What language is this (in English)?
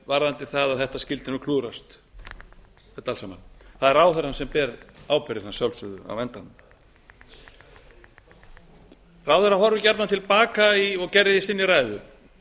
Icelandic